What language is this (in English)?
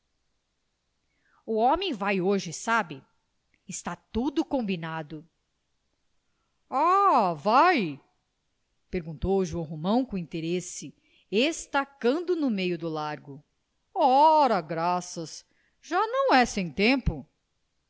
Portuguese